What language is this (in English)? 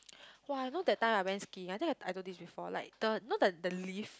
English